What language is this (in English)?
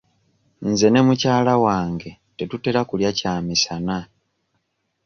Ganda